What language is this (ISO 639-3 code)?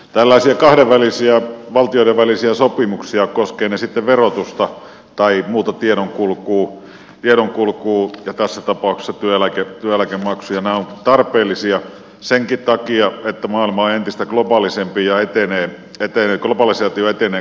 fin